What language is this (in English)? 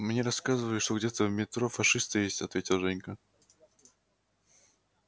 Russian